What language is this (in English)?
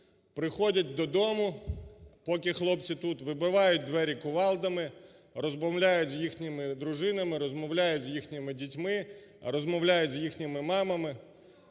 Ukrainian